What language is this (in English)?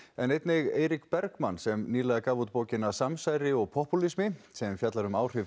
Icelandic